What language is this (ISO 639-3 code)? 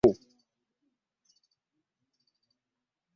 lug